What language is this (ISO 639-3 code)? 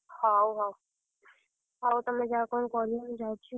ori